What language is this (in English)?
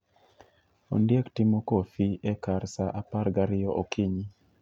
Luo (Kenya and Tanzania)